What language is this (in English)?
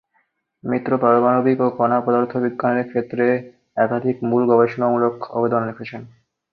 Bangla